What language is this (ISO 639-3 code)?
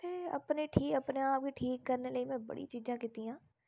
doi